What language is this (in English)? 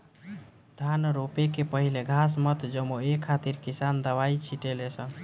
Bhojpuri